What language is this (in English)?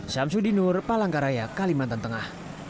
Indonesian